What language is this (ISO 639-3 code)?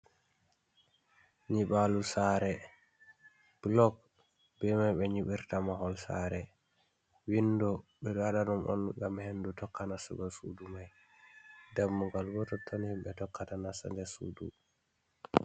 ful